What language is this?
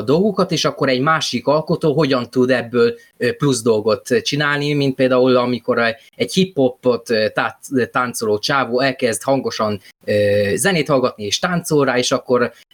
Hungarian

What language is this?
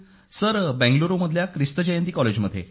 Marathi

